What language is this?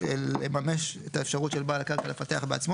Hebrew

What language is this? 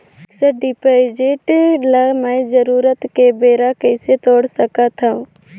Chhattisgarhi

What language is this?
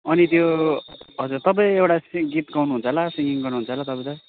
Nepali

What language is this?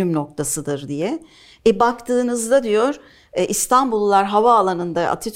Turkish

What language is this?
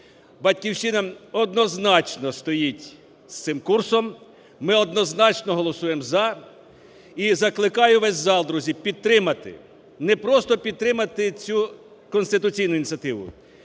Ukrainian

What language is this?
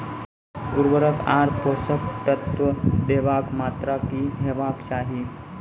Maithili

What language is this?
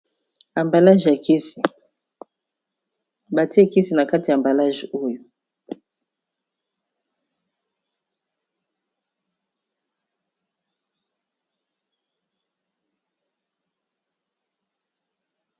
Lingala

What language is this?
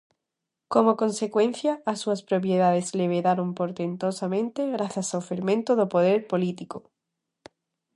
Galician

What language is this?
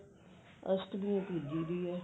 Punjabi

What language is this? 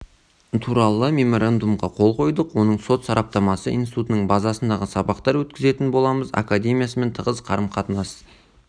Kazakh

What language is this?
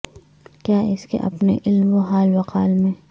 Urdu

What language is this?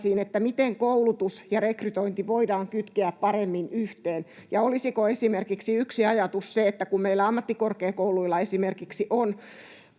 Finnish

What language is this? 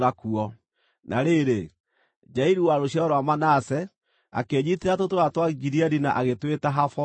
Kikuyu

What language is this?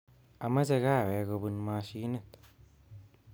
Kalenjin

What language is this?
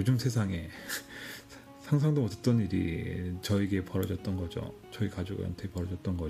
Korean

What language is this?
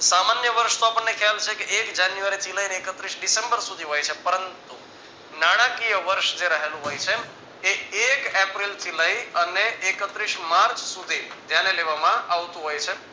Gujarati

